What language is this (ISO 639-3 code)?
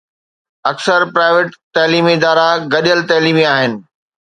snd